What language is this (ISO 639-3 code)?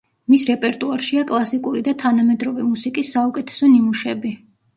kat